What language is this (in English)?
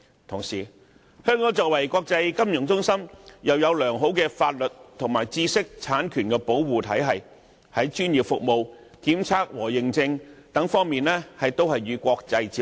Cantonese